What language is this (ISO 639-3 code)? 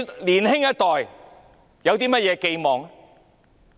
yue